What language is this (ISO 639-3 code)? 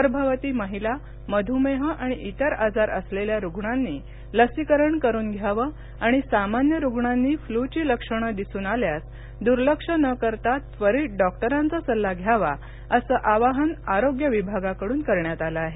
mar